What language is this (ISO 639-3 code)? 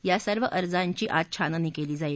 mar